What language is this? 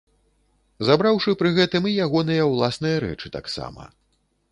Belarusian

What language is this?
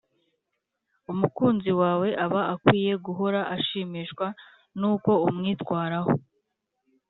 Kinyarwanda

